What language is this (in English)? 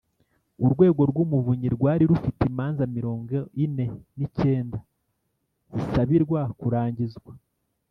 Kinyarwanda